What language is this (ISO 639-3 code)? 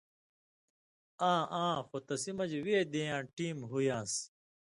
mvy